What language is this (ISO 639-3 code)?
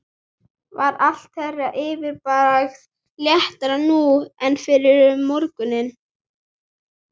isl